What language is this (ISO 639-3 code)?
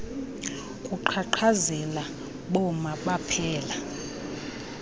xho